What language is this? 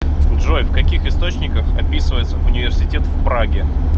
Russian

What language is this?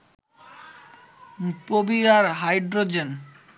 Bangla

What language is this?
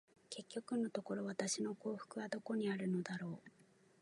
Japanese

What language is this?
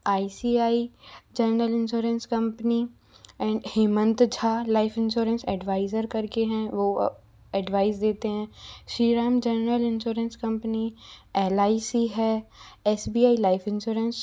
Hindi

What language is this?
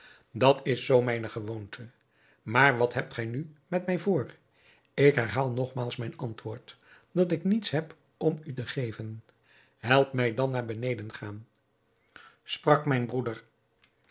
Dutch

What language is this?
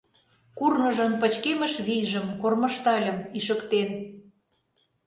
Mari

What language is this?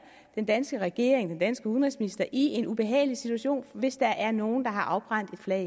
Danish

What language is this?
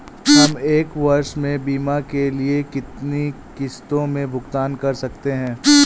Hindi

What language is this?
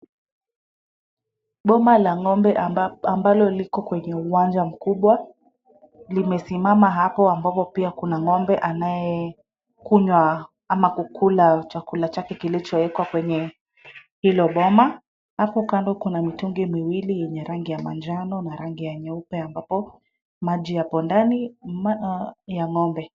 Swahili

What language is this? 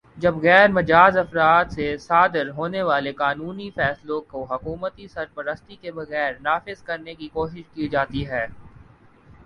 Urdu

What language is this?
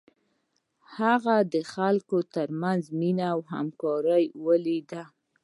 Pashto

